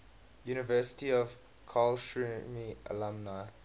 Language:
English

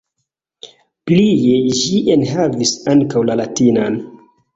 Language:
Esperanto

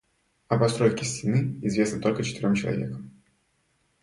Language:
Russian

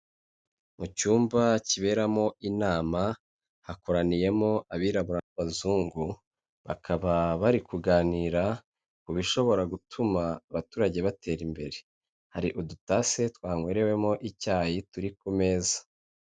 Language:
Kinyarwanda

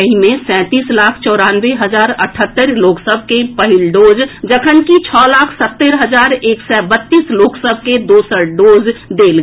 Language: Maithili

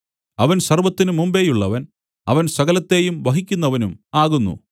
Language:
Malayalam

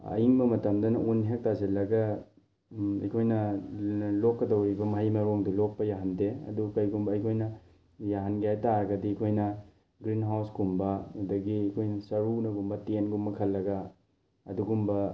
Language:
Manipuri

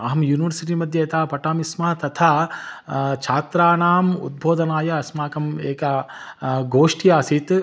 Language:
Sanskrit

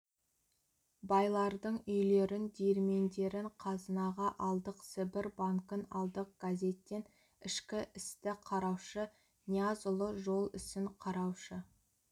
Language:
Kazakh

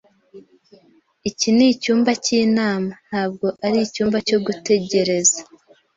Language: Kinyarwanda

